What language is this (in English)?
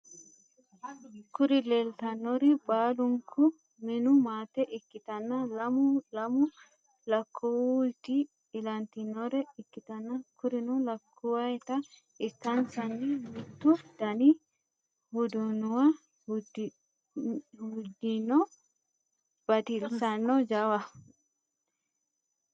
Sidamo